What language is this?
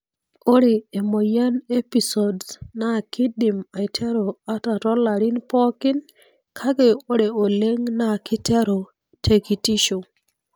Masai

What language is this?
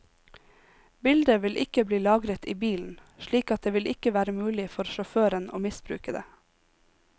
Norwegian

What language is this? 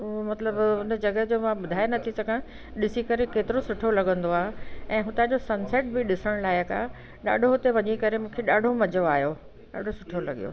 Sindhi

